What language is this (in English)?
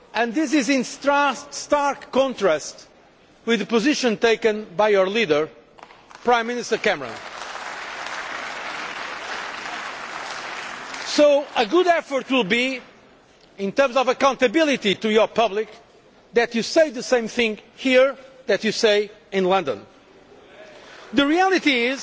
English